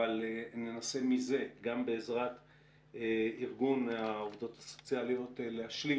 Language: Hebrew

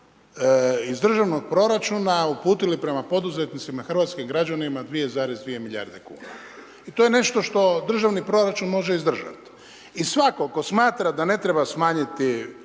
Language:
Croatian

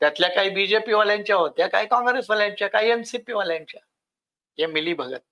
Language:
Marathi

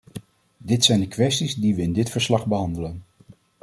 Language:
Dutch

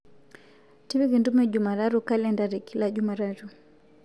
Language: Masai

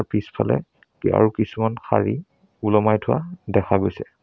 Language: Assamese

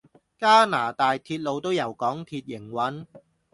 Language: Cantonese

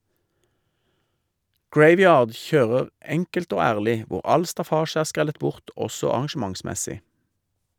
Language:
Norwegian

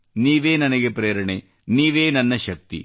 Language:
Kannada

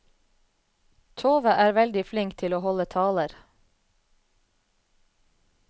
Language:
Norwegian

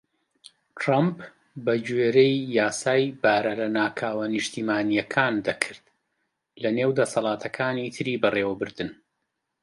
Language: Central Kurdish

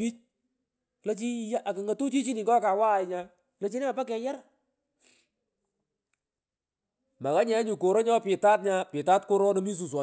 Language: Pökoot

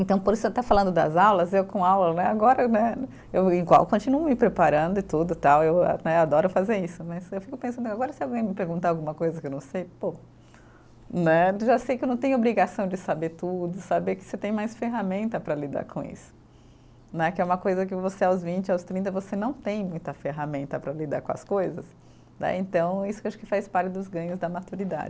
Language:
Portuguese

